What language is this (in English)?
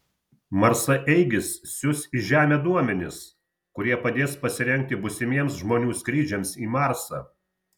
Lithuanian